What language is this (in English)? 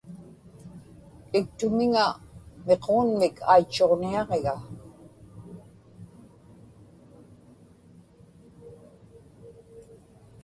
Inupiaq